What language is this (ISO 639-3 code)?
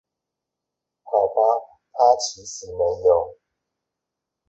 zho